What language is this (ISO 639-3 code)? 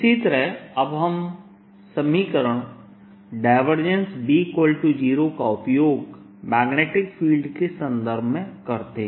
hin